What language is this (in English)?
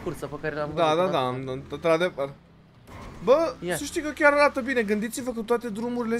Romanian